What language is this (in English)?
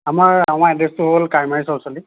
Assamese